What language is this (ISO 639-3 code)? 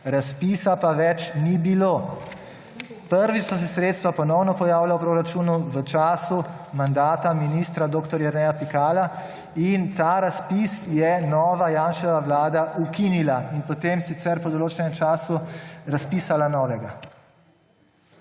slv